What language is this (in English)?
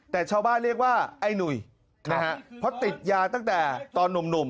Thai